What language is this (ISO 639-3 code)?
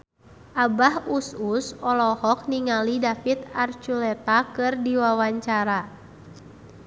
sun